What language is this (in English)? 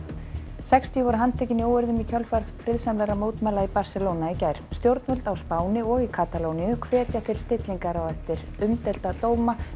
Icelandic